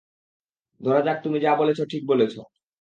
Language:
Bangla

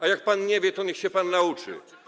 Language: Polish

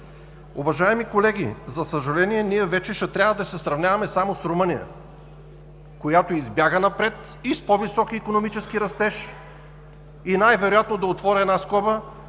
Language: Bulgarian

